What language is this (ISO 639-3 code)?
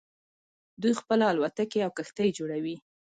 pus